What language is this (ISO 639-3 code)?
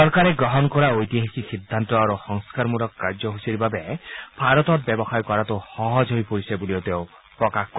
asm